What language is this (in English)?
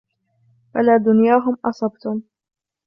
Arabic